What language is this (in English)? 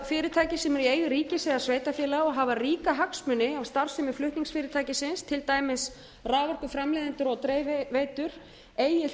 Icelandic